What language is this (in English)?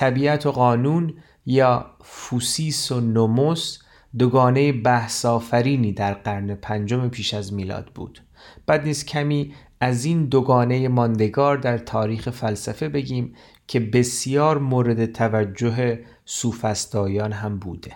Persian